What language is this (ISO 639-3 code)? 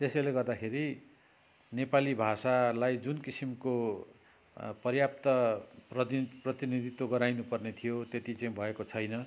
nep